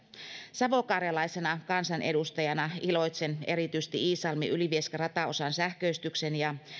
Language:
Finnish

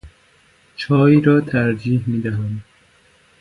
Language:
Persian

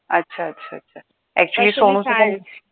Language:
Marathi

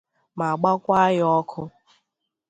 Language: Igbo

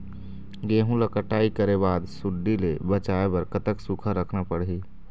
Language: Chhattisgarhi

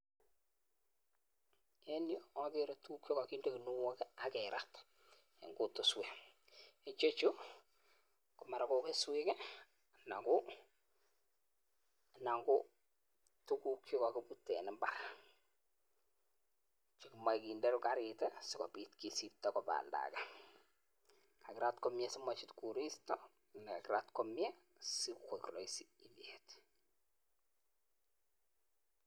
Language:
Kalenjin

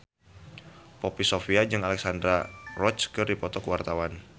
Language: Sundanese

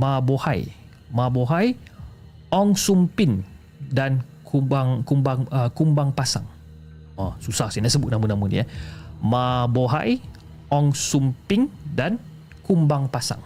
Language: Malay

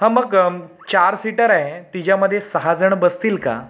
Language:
Marathi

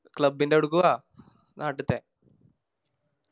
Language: Malayalam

